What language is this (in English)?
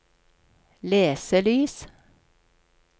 Norwegian